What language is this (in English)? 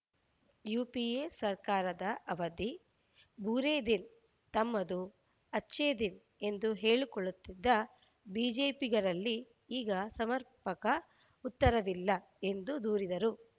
Kannada